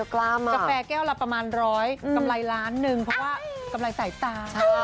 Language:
Thai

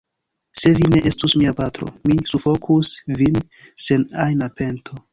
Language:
Esperanto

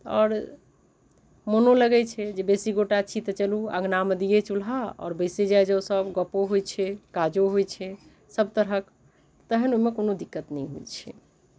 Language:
Maithili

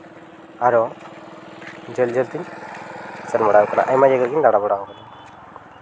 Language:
Santali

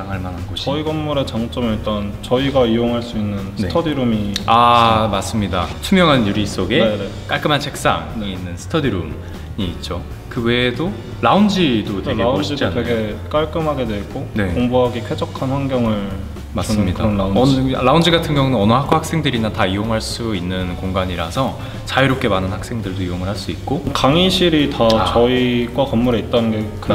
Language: Korean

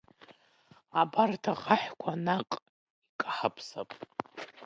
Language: Abkhazian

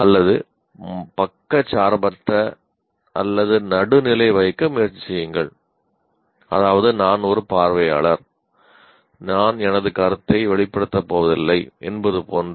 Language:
Tamil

